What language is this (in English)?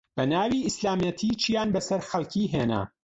Central Kurdish